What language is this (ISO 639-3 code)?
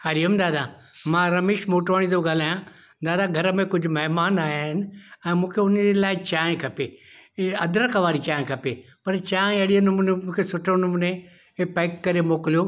snd